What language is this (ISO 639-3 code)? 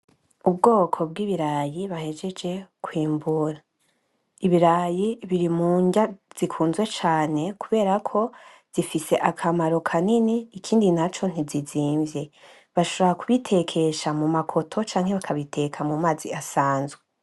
run